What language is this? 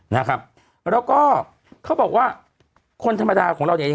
Thai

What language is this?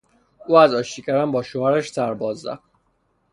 Persian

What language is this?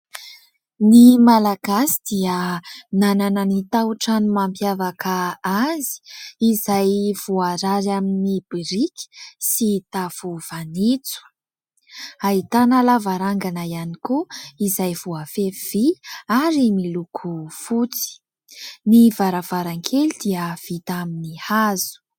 Malagasy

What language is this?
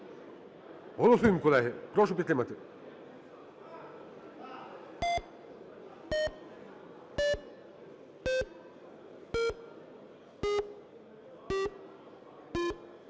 Ukrainian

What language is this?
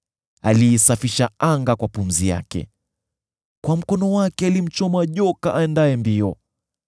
Swahili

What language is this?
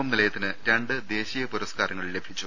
Malayalam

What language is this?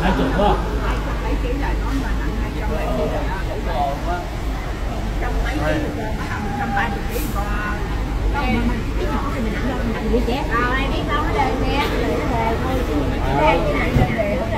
Vietnamese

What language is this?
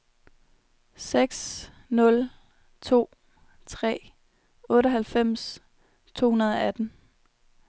Danish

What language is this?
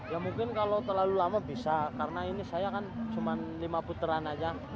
Indonesian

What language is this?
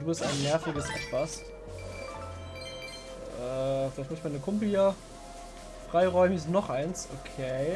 German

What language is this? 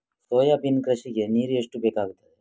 Kannada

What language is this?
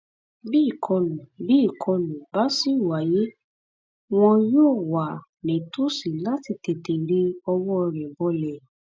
Yoruba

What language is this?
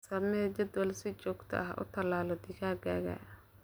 Somali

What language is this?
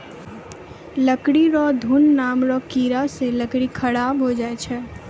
Maithili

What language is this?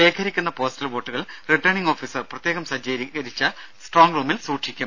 Malayalam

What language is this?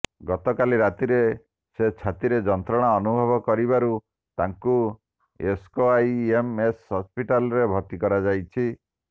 Odia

